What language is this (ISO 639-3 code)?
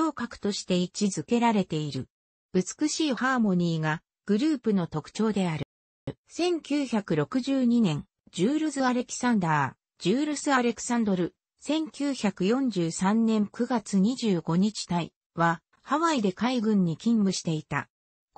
jpn